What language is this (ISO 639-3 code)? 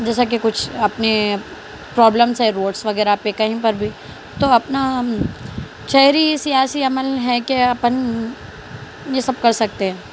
urd